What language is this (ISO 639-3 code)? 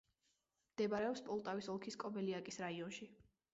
kat